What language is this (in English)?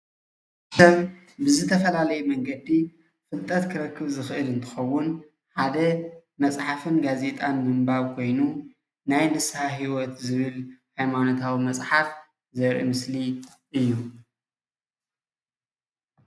Tigrinya